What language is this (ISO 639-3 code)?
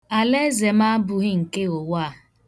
ibo